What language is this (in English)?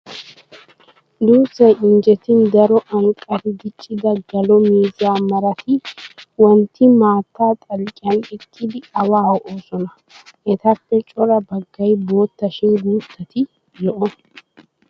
Wolaytta